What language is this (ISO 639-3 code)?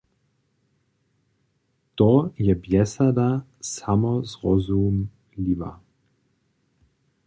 hsb